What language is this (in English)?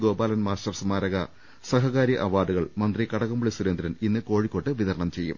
Malayalam